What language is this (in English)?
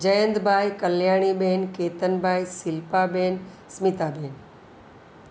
Gujarati